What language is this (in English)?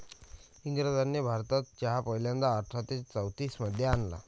Marathi